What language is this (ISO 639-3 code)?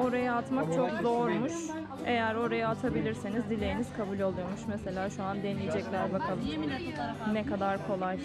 tur